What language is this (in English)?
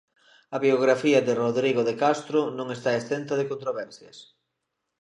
Galician